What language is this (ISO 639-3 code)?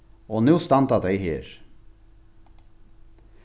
fao